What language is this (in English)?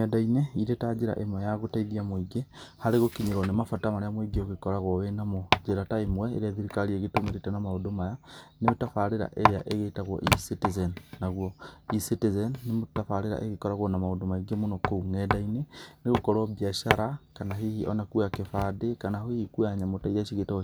Kikuyu